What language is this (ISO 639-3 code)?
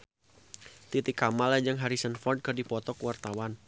sun